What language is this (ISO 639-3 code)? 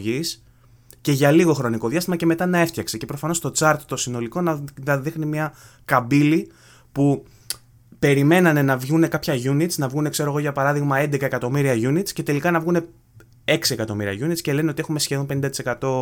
ell